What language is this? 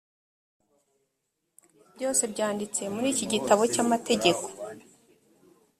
Kinyarwanda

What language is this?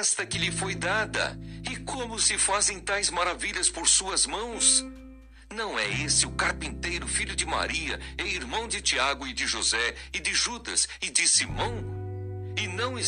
Portuguese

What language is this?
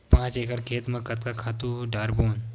Chhattisgarhi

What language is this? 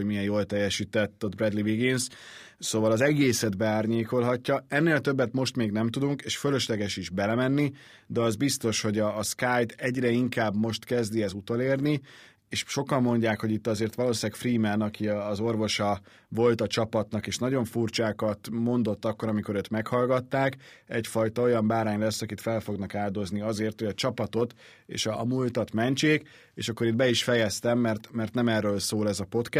Hungarian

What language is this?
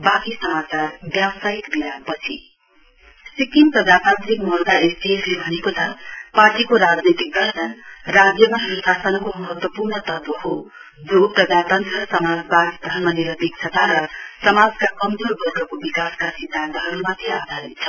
Nepali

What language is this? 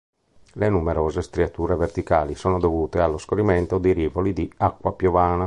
Italian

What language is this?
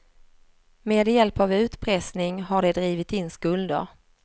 Swedish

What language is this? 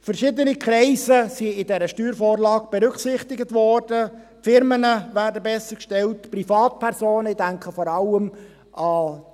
Swiss German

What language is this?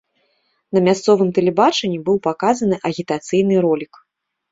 Belarusian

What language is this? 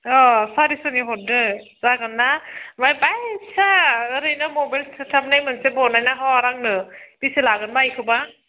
Bodo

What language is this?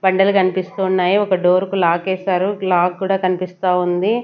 Telugu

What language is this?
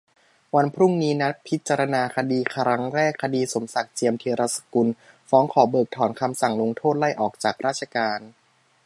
Thai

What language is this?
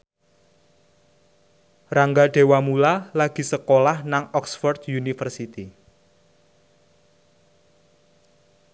Javanese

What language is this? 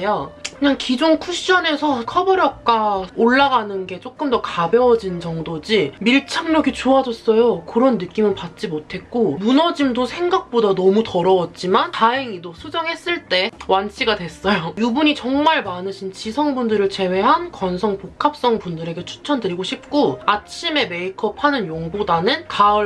Korean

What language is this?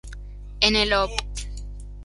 Spanish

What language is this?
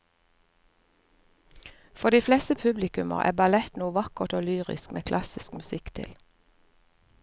Norwegian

